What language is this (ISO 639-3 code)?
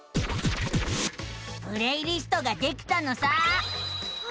jpn